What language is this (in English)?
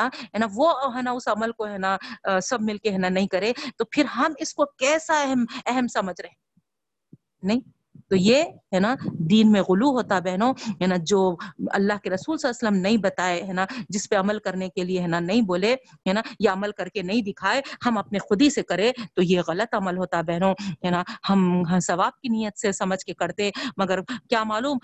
Urdu